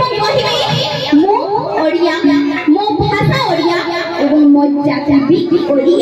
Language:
Thai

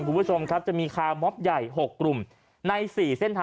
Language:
Thai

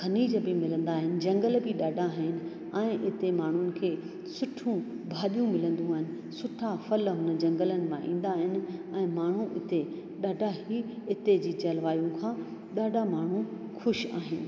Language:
Sindhi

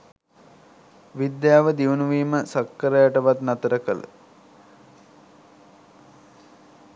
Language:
Sinhala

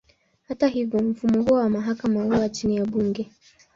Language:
Swahili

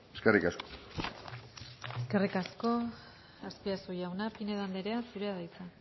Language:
Basque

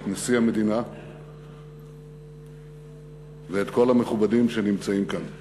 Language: Hebrew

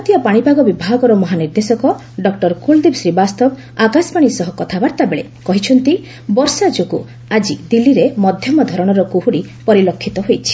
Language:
Odia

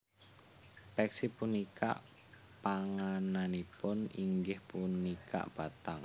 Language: Javanese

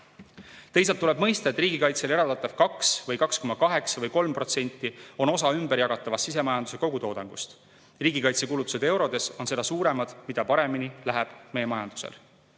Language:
Estonian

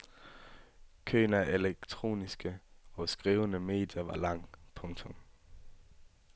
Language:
Danish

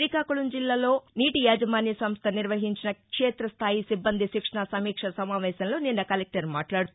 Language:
Telugu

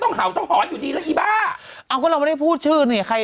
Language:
Thai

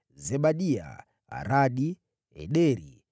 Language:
Swahili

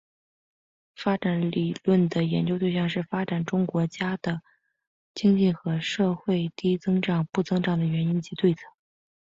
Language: Chinese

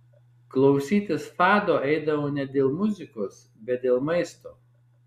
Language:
Lithuanian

